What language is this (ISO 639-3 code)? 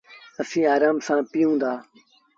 sbn